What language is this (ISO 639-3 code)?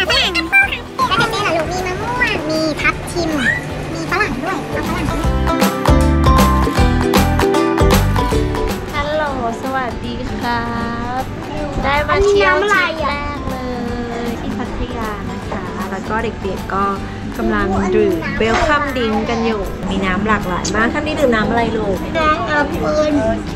tha